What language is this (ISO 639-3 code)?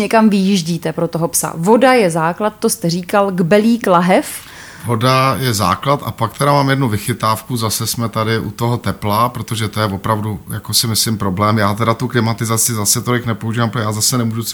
ces